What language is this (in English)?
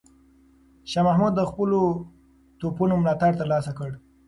Pashto